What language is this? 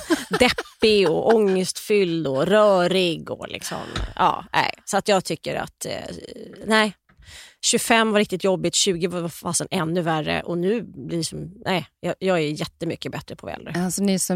Swedish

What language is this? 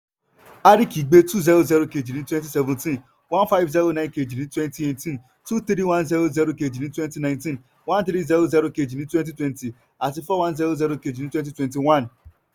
Yoruba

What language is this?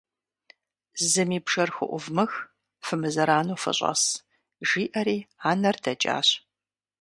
Kabardian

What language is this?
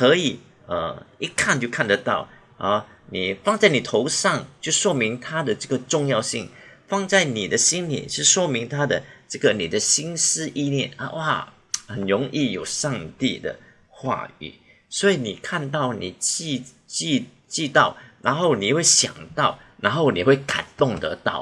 Chinese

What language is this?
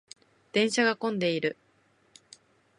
Japanese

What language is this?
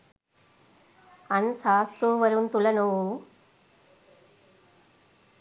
Sinhala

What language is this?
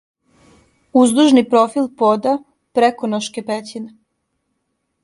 Serbian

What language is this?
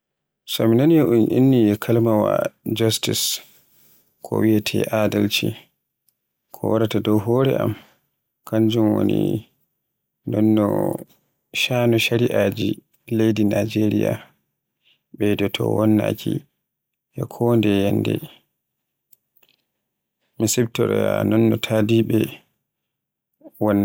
Borgu Fulfulde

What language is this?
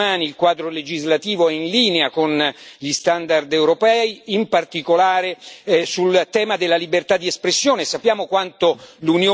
Italian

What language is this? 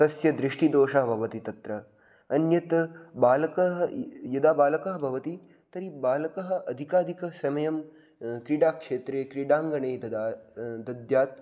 Sanskrit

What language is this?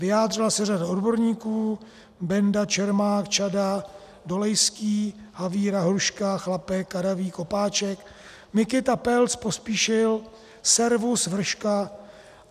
Czech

